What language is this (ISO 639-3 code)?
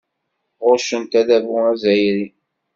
kab